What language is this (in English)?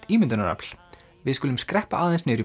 Icelandic